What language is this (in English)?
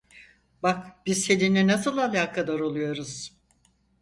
Turkish